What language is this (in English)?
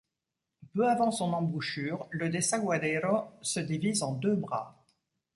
French